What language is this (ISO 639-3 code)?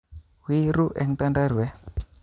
kln